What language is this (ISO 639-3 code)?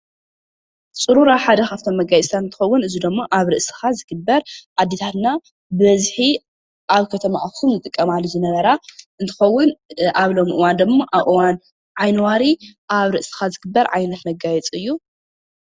tir